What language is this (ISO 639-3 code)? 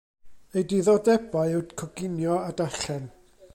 cym